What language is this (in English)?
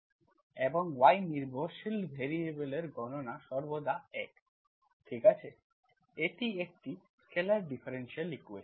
Bangla